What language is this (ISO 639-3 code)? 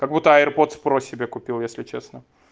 rus